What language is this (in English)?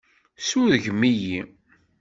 Kabyle